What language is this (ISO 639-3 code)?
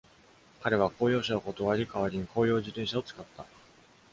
jpn